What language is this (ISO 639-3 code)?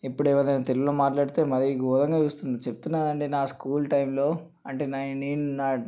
tel